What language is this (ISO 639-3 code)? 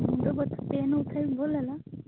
ori